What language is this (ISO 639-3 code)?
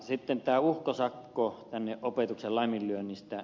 fin